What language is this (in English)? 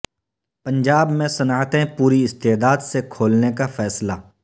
Urdu